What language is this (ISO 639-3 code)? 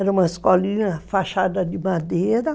por